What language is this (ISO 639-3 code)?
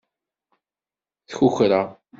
kab